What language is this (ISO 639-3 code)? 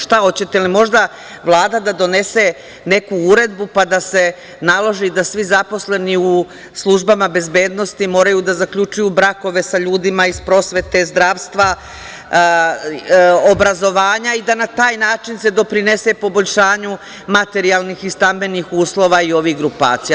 srp